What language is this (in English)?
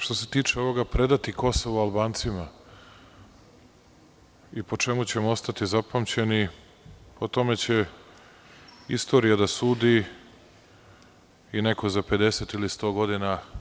Serbian